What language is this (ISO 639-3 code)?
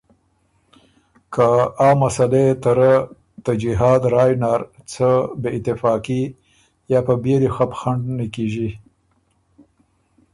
oru